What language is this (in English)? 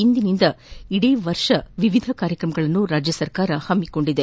Kannada